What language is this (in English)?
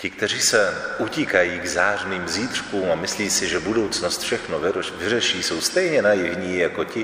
Czech